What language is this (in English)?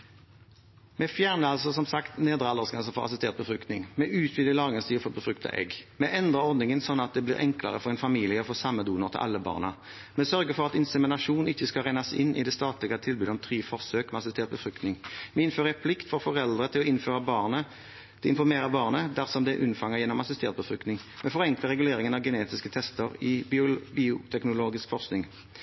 Norwegian Bokmål